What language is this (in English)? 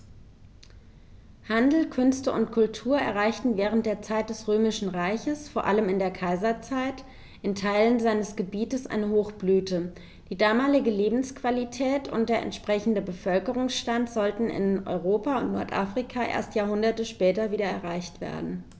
German